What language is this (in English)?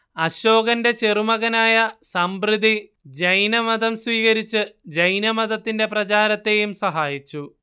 Malayalam